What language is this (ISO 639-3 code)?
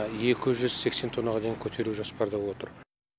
kaz